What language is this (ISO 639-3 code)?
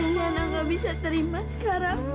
ind